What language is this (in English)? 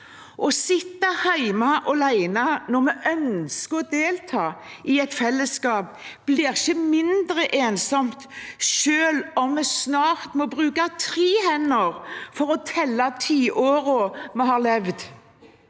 Norwegian